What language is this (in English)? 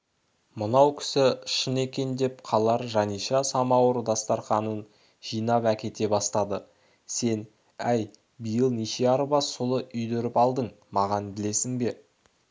Kazakh